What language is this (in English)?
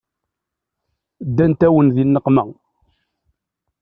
Kabyle